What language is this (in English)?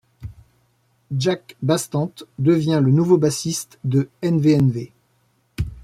French